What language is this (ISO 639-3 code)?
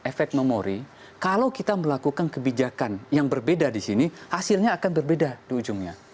ind